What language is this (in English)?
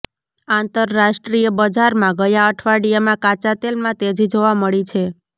Gujarati